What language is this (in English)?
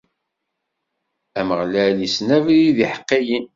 Kabyle